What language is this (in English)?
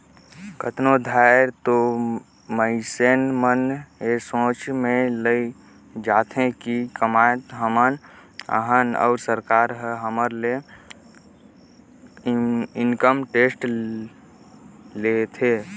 Chhattisgarhi